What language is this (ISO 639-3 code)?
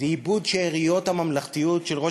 heb